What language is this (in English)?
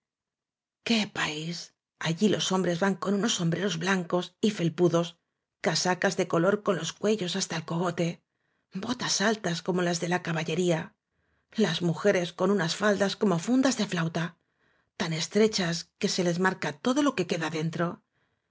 Spanish